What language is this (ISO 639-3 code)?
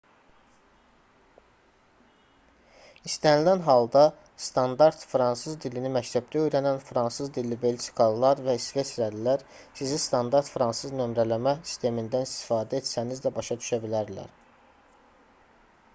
aze